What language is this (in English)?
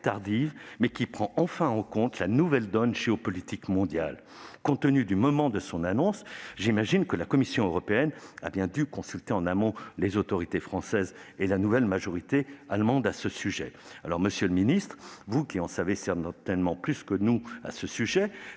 French